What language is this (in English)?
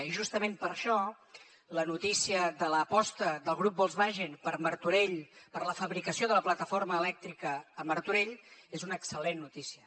Catalan